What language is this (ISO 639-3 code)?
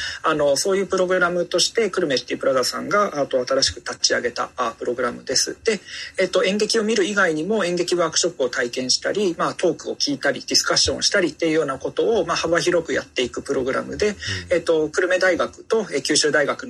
jpn